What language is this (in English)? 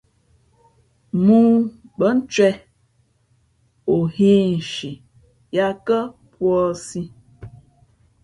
Fe'fe'